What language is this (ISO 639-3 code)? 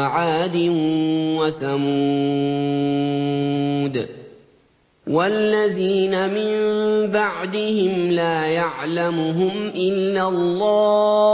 ara